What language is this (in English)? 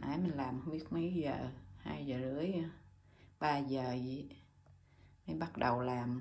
Vietnamese